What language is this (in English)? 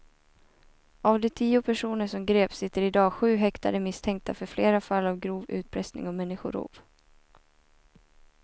Swedish